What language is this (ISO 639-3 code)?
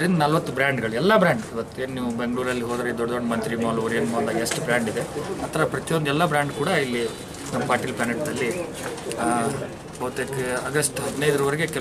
kan